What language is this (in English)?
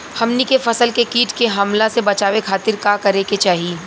Bhojpuri